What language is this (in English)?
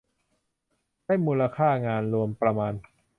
Thai